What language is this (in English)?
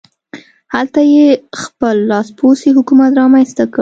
Pashto